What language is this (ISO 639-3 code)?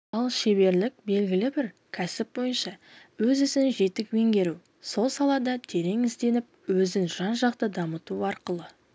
kaz